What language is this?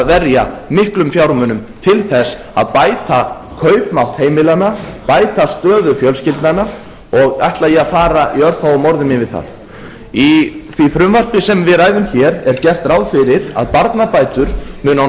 Icelandic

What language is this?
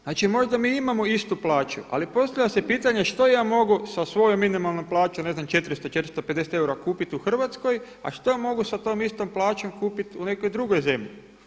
Croatian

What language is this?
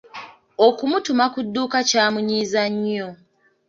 Ganda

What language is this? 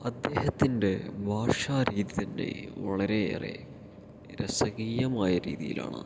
Malayalam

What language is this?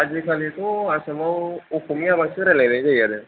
Bodo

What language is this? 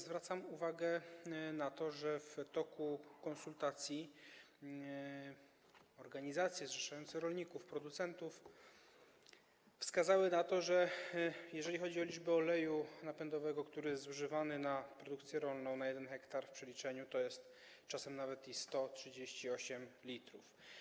Polish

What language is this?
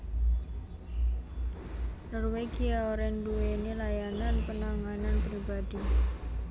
Javanese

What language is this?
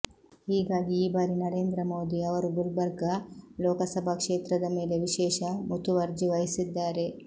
Kannada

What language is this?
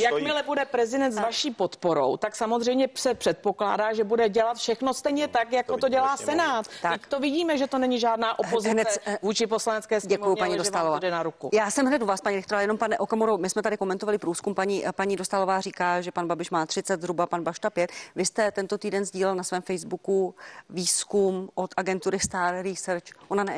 Czech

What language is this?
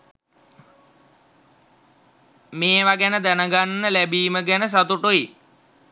Sinhala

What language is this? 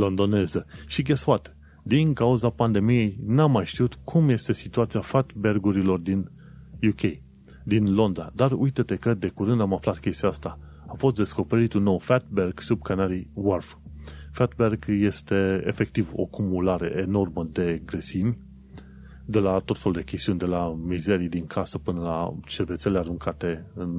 Romanian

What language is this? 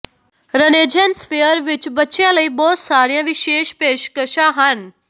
Punjabi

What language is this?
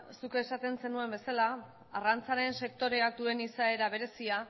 Basque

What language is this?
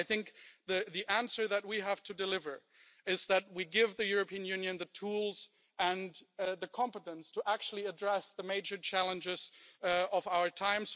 English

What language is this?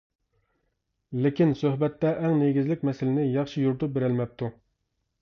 Uyghur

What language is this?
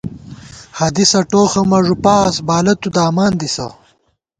Gawar-Bati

